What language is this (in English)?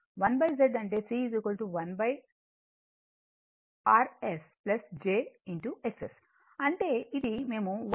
Telugu